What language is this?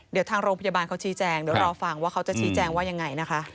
Thai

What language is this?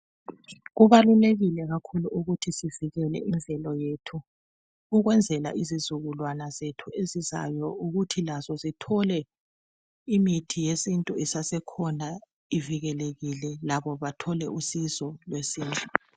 North Ndebele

